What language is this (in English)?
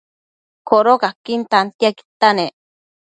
Matsés